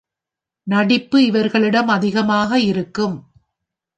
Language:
Tamil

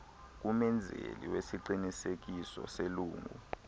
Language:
Xhosa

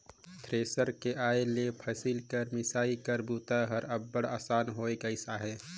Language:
Chhattisgarhi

